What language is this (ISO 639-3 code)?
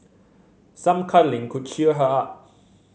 eng